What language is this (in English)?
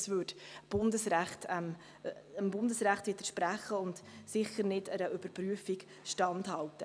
Swiss German